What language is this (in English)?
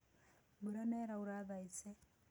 Kikuyu